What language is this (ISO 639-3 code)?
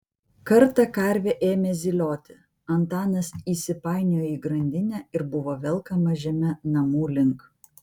lit